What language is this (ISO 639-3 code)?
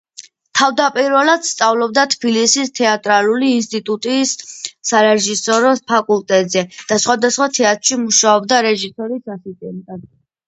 kat